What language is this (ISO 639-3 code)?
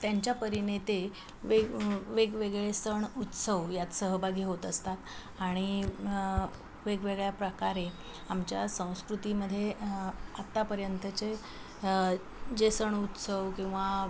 mar